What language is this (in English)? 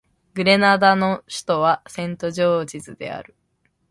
Japanese